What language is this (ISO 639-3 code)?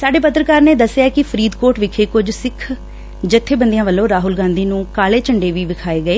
pan